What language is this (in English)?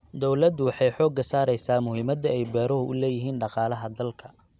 Somali